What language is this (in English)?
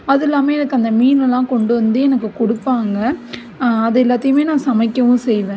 Tamil